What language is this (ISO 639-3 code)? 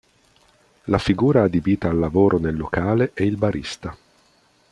ita